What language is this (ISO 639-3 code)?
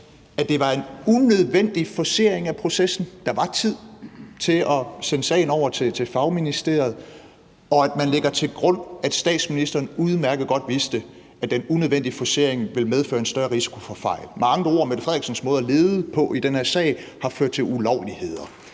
dan